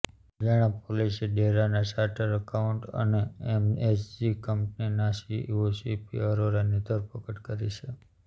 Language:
Gujarati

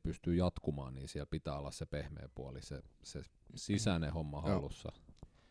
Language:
Finnish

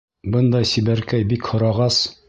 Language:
Bashkir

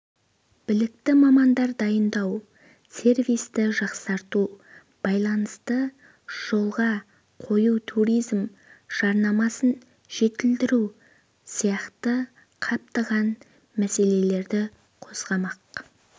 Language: Kazakh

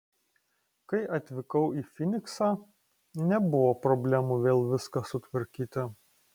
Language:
Lithuanian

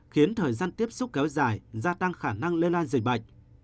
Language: Vietnamese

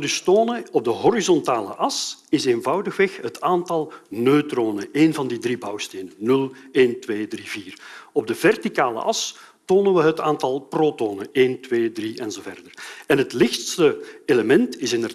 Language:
Dutch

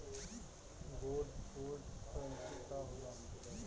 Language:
Bhojpuri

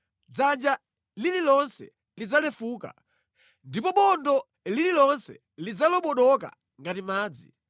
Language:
Nyanja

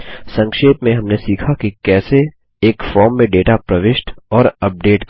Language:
Hindi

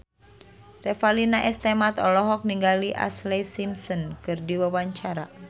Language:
Sundanese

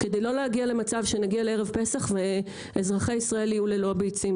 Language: Hebrew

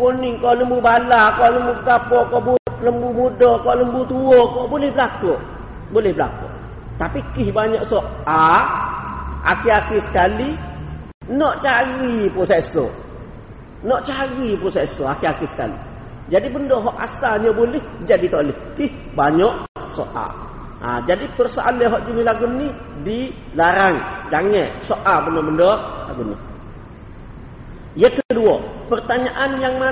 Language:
Malay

